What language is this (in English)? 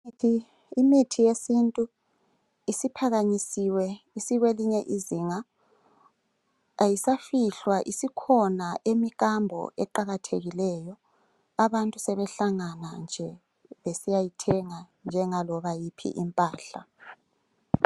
North Ndebele